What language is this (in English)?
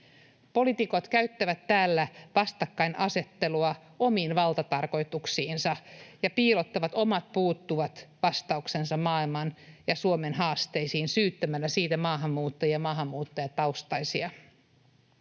Finnish